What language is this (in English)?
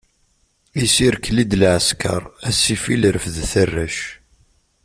Kabyle